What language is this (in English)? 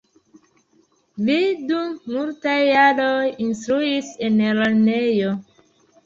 Esperanto